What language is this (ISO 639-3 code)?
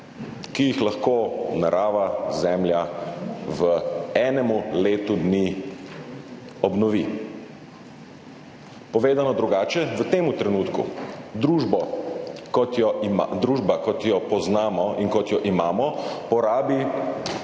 slv